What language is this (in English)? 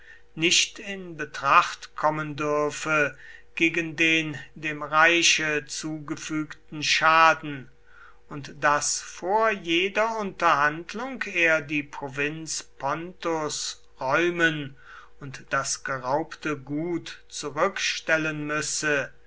German